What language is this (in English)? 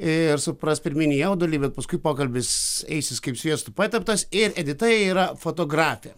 Lithuanian